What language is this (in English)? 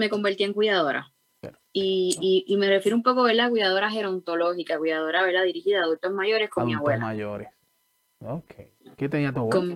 Spanish